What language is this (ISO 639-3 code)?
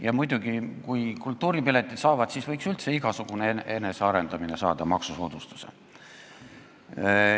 est